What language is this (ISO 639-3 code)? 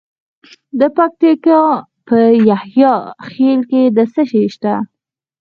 pus